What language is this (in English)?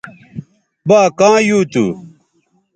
Bateri